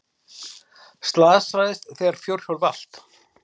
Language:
Icelandic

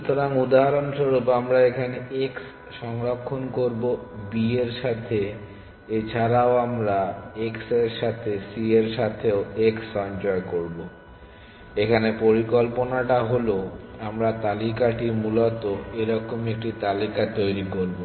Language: Bangla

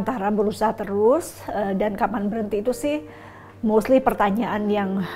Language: Indonesian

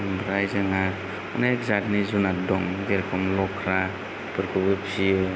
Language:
Bodo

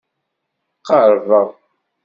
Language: Kabyle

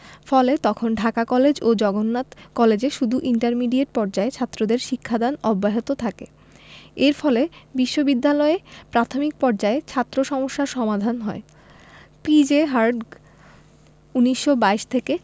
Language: Bangla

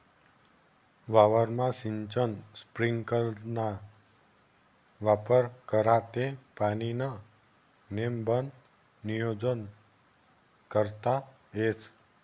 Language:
Marathi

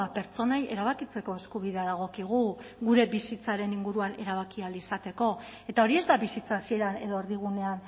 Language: Basque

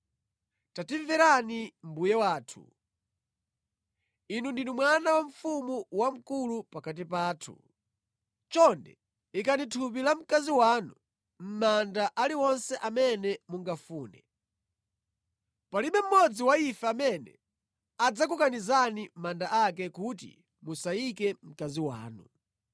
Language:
Nyanja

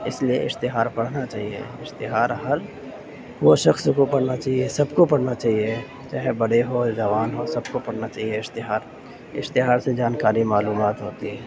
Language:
Urdu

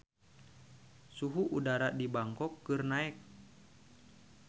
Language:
Sundanese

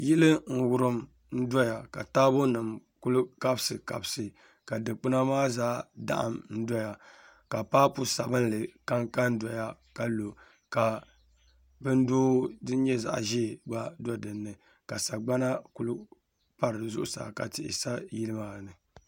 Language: Dagbani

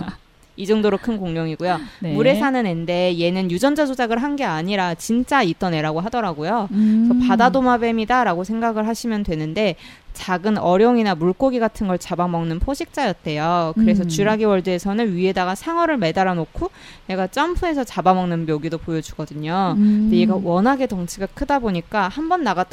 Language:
Korean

